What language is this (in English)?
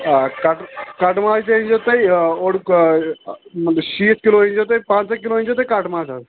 Kashmiri